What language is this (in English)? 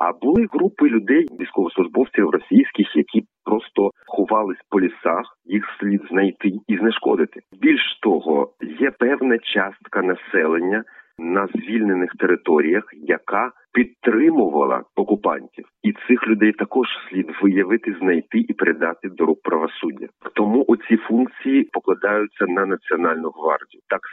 Ukrainian